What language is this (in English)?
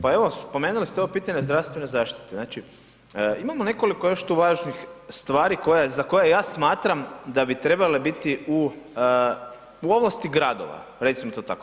Croatian